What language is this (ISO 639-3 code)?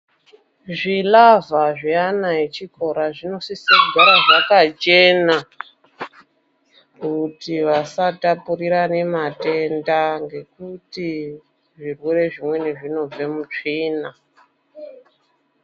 ndc